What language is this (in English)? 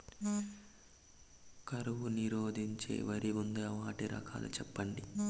Telugu